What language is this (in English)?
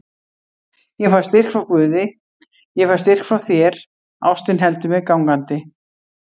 Icelandic